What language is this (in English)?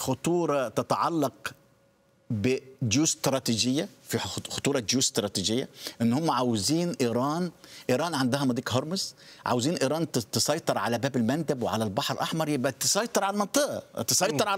Arabic